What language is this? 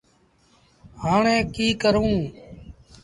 Sindhi Bhil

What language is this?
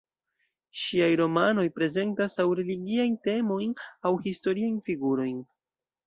Esperanto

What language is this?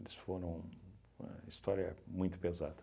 Portuguese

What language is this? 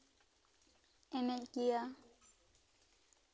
Santali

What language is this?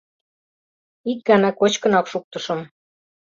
Mari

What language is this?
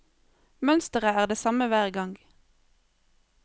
Norwegian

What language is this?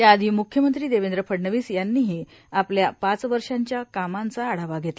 Marathi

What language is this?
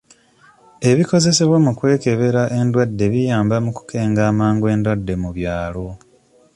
Ganda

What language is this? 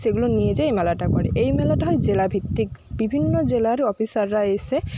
Bangla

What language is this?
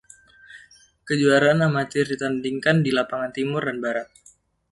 Indonesian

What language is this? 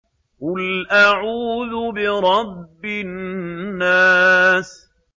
Arabic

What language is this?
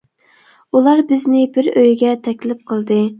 Uyghur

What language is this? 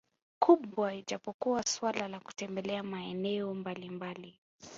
Swahili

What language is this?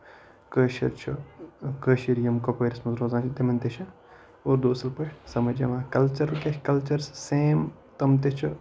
Kashmiri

